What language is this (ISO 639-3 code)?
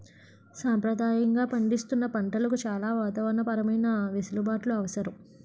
tel